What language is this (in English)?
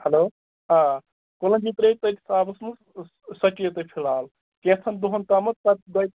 Kashmiri